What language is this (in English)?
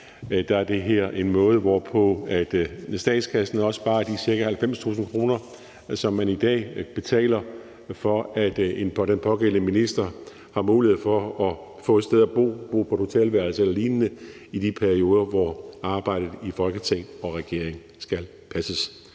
Danish